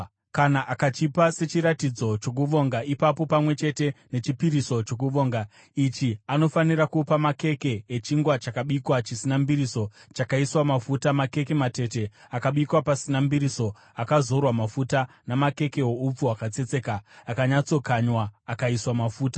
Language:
Shona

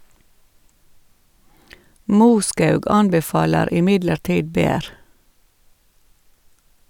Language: Norwegian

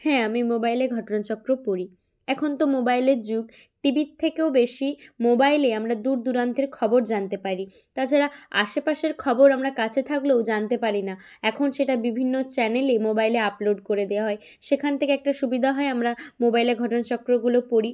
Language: Bangla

